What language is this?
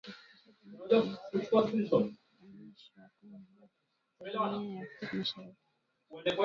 Swahili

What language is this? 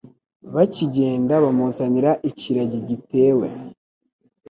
Kinyarwanda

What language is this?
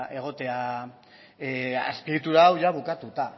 Basque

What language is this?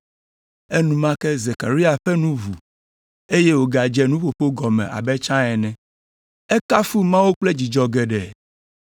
Ewe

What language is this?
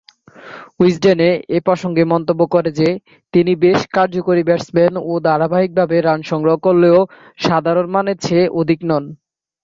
Bangla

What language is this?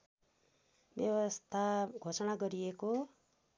Nepali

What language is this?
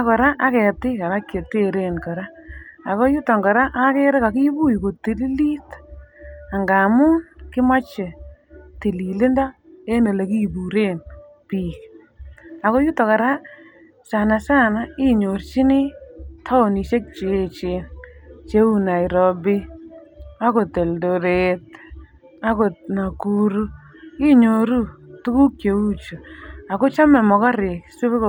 Kalenjin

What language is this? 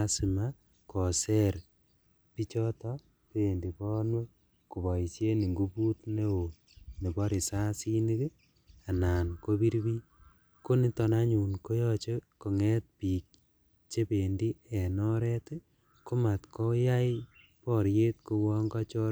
Kalenjin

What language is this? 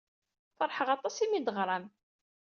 Kabyle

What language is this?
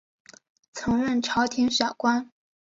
Chinese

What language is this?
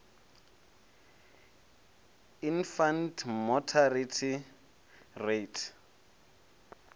Venda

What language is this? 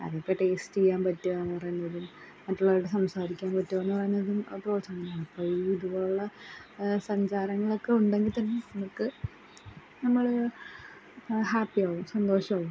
Malayalam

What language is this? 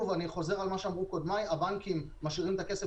Hebrew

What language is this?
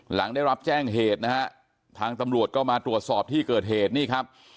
Thai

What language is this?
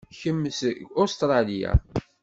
Kabyle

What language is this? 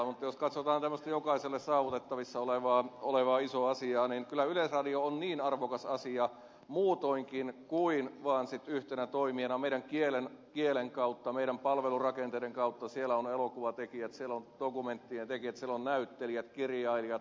Finnish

